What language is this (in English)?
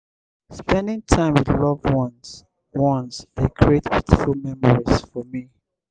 Nigerian Pidgin